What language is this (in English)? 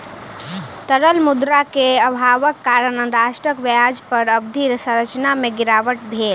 Maithili